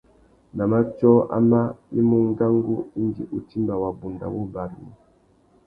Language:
Tuki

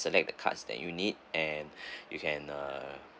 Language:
English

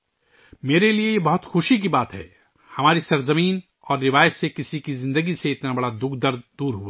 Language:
Urdu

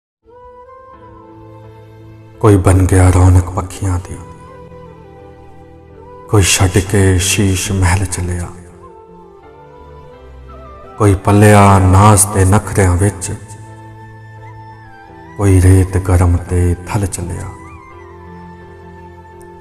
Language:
Punjabi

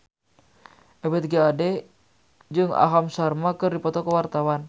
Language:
Sundanese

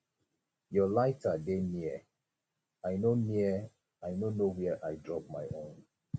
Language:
Nigerian Pidgin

